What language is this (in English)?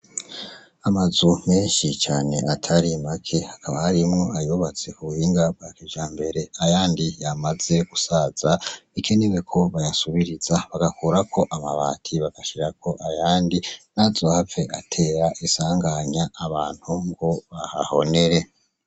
Rundi